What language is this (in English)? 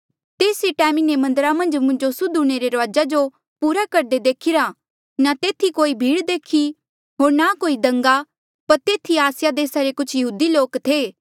Mandeali